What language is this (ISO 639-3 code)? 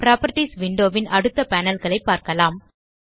tam